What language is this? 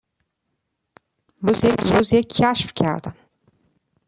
Persian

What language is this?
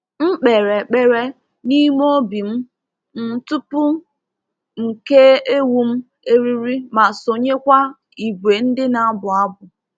Igbo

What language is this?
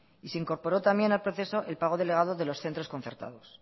Spanish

